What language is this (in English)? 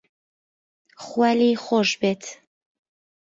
Central Kurdish